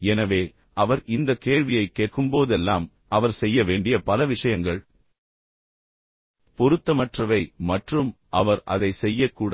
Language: Tamil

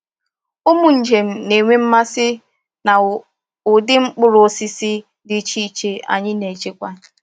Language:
Igbo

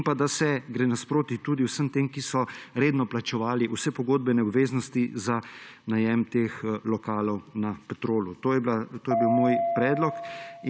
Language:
Slovenian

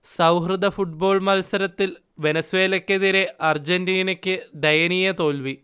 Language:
Malayalam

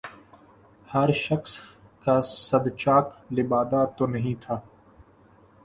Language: Urdu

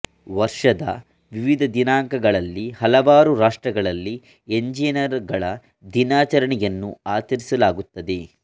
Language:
Kannada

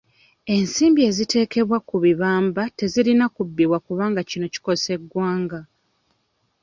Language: Ganda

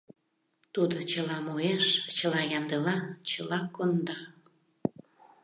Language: Mari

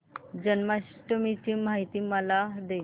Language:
Marathi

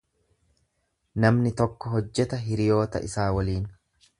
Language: Oromo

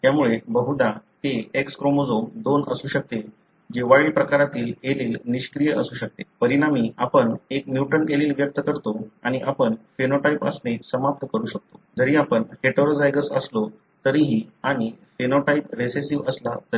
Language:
Marathi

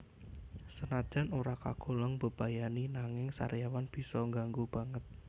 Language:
Javanese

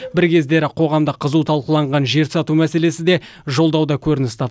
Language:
Kazakh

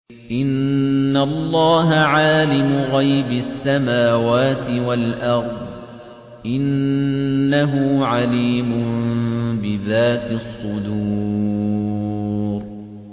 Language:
Arabic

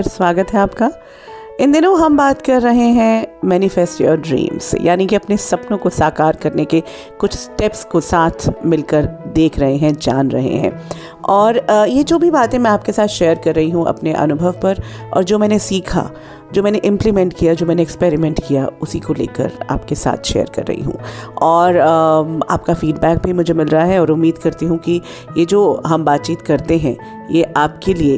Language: Hindi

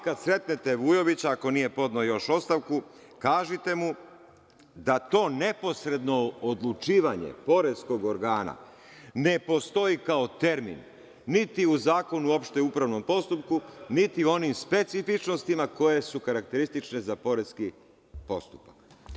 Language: Serbian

